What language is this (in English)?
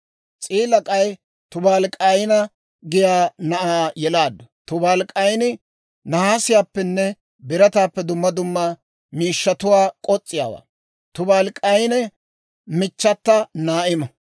Dawro